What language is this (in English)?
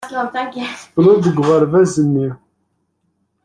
Kabyle